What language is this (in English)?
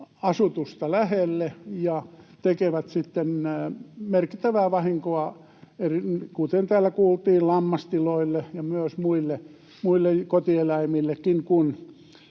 Finnish